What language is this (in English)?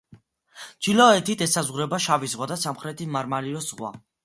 Georgian